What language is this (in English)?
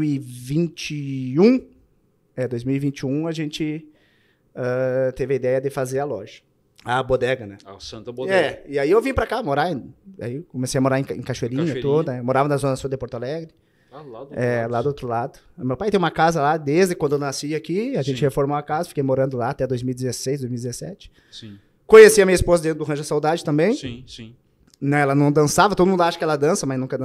Portuguese